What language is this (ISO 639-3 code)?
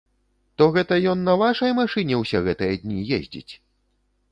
bel